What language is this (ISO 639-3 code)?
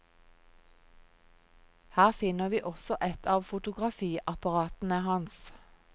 nor